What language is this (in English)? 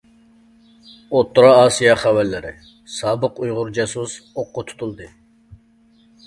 Uyghur